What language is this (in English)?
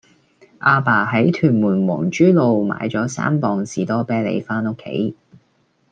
Cantonese